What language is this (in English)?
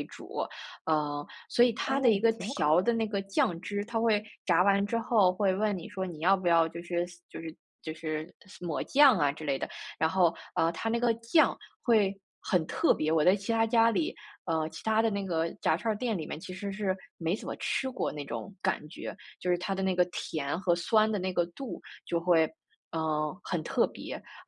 Chinese